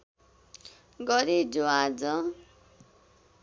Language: Nepali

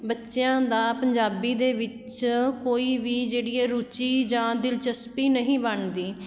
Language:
Punjabi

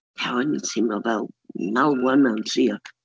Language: Welsh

